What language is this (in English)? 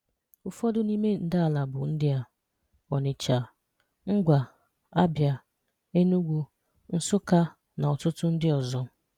Igbo